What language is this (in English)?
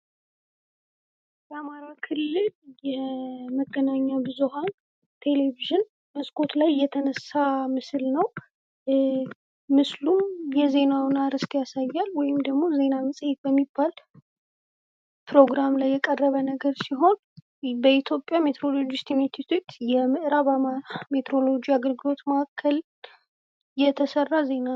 Amharic